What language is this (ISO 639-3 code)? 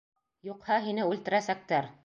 bak